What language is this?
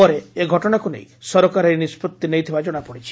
Odia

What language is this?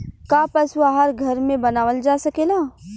Bhojpuri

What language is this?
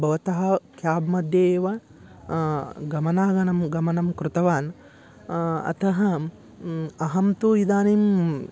Sanskrit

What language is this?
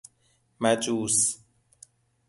Persian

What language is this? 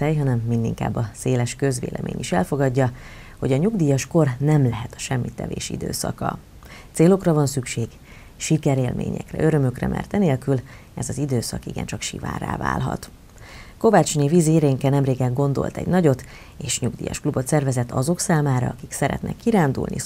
Hungarian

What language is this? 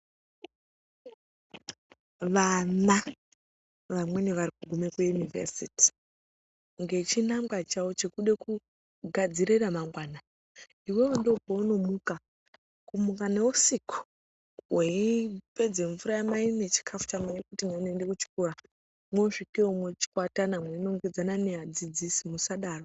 Ndau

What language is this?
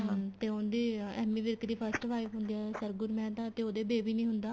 Punjabi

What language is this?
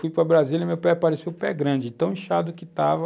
Portuguese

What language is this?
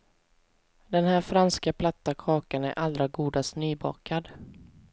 Swedish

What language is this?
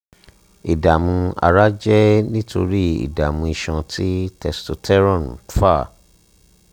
Yoruba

